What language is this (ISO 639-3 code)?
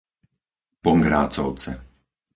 slk